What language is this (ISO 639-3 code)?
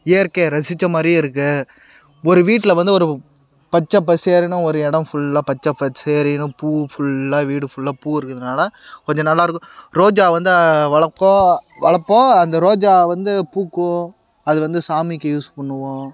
tam